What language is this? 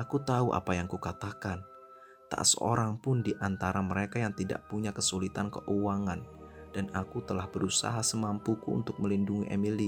Indonesian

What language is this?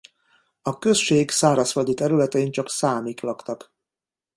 Hungarian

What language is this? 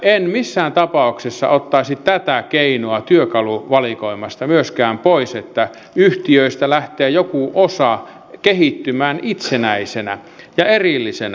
Finnish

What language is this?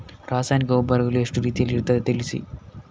Kannada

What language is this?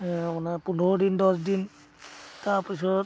Assamese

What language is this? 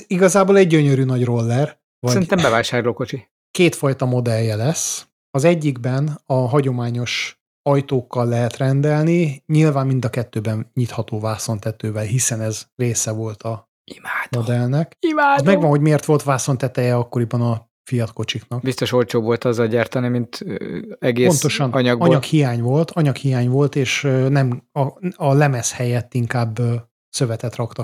Hungarian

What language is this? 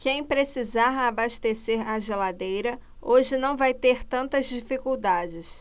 Portuguese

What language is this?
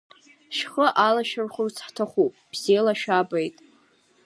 Abkhazian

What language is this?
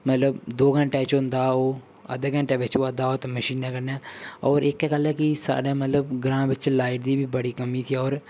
Dogri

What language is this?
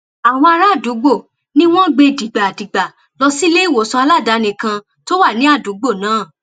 Yoruba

